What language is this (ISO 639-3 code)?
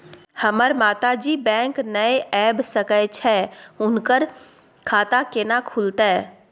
mai